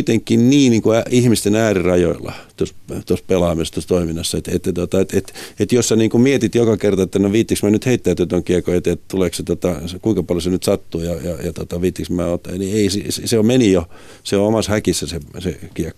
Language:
Finnish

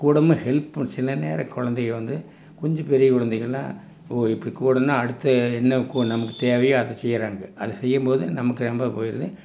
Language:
Tamil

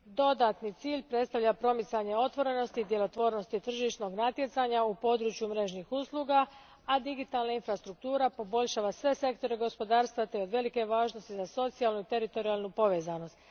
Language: Croatian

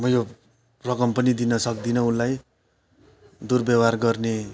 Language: Nepali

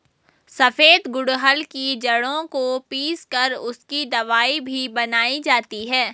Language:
Hindi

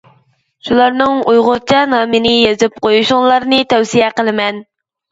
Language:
Uyghur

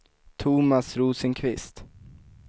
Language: Swedish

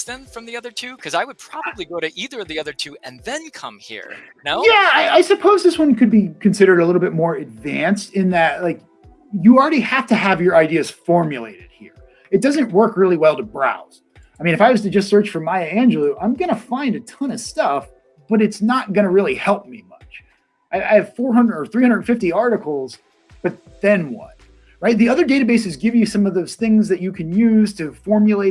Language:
English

